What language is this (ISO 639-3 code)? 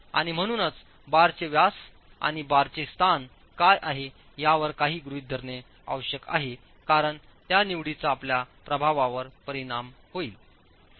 mar